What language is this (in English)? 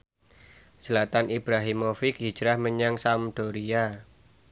Javanese